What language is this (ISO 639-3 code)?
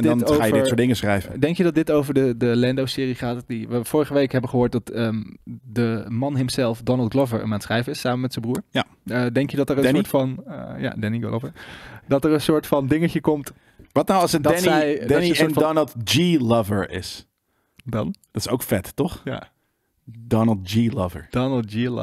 nld